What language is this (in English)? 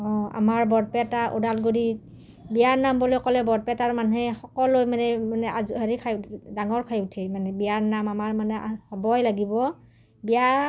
Assamese